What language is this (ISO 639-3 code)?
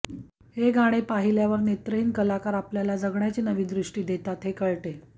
mar